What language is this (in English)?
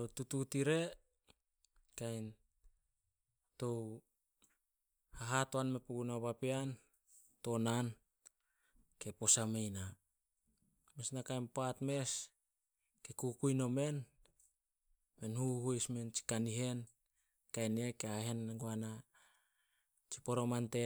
Solos